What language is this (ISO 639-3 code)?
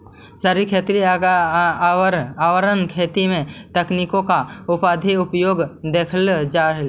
mag